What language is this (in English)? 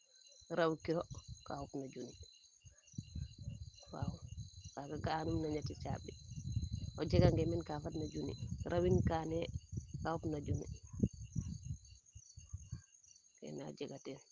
Serer